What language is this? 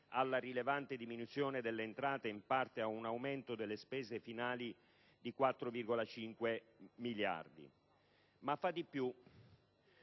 Italian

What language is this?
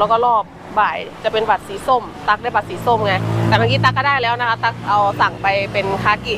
Thai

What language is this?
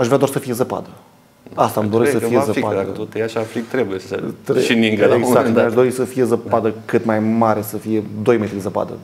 Romanian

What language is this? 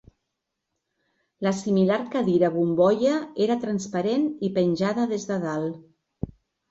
Catalan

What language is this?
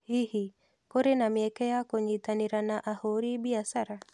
Kikuyu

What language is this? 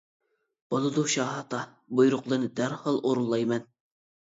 Uyghur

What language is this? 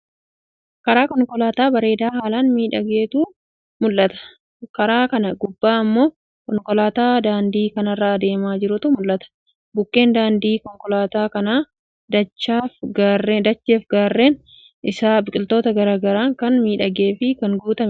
Oromo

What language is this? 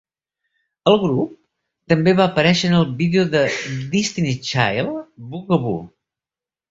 Catalan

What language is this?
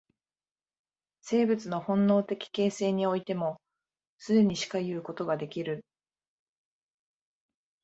Japanese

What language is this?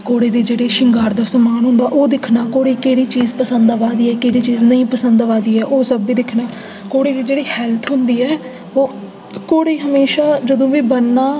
Dogri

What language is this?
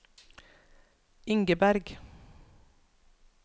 Norwegian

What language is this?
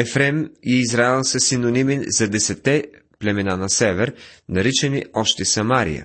Bulgarian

